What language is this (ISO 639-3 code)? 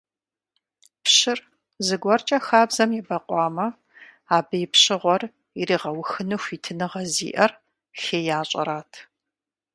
kbd